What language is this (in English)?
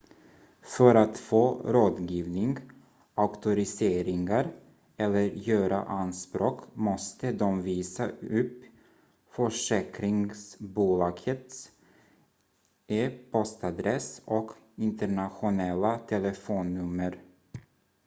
Swedish